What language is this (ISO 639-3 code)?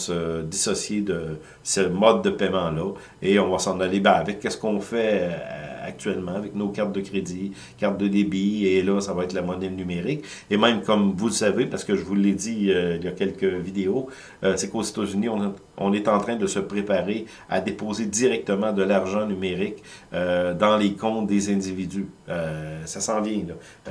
fra